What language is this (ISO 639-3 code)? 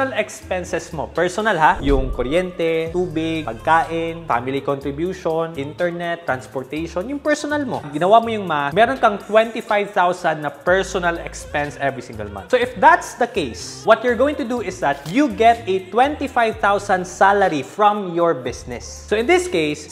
fil